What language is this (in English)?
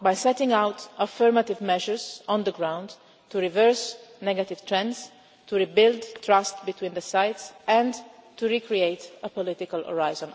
English